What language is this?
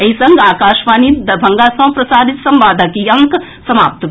Maithili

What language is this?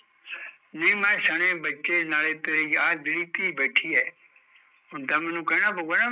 Punjabi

